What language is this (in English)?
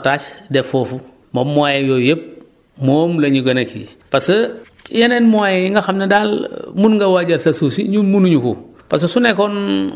Wolof